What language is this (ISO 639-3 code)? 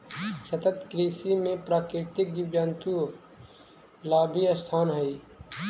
mag